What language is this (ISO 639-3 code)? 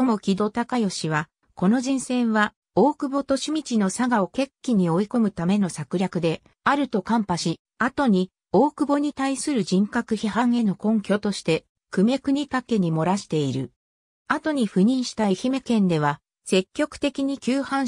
jpn